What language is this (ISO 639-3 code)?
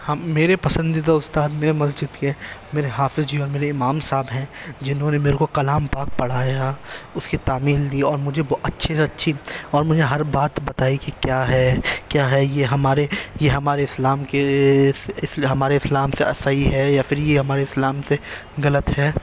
urd